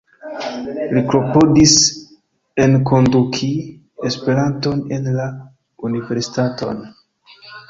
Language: Esperanto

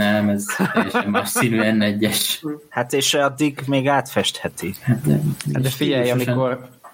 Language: Hungarian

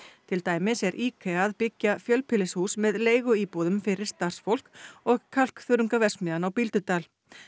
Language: Icelandic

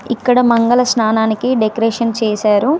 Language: Telugu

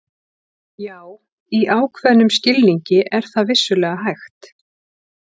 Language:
Icelandic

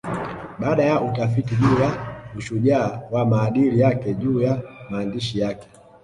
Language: Swahili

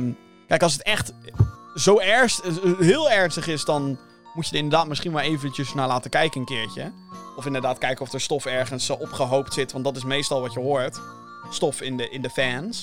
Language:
Dutch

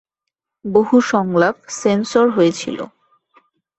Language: Bangla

